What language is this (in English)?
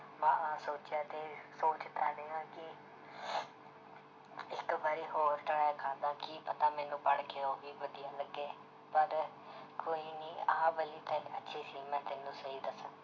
Punjabi